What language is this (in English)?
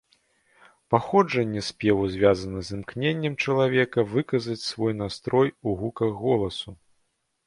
Belarusian